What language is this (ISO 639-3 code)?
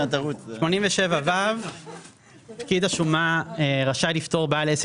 heb